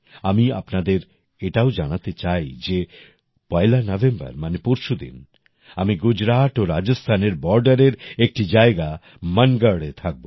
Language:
Bangla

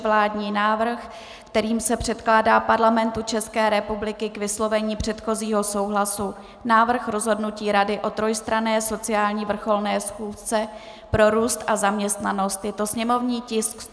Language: Czech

